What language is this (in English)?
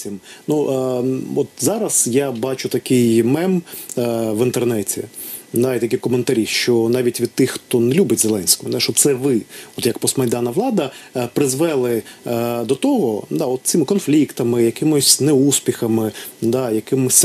Ukrainian